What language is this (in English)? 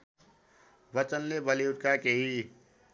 Nepali